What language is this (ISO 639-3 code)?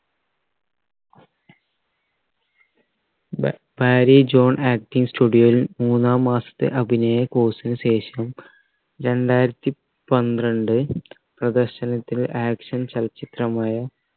mal